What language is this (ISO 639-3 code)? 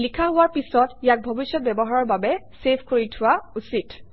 asm